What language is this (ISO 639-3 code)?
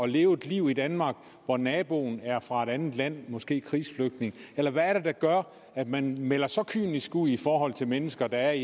dan